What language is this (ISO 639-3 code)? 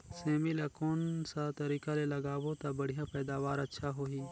hne